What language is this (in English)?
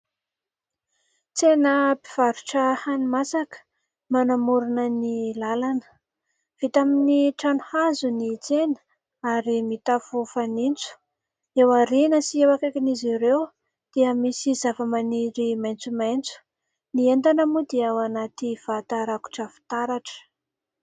Malagasy